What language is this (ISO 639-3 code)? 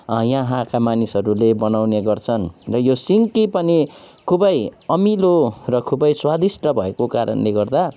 nep